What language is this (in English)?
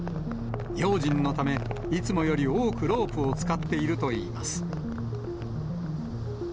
Japanese